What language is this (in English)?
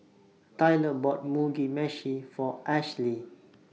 English